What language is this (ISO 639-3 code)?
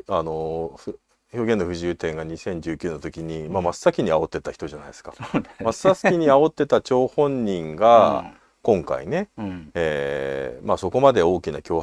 jpn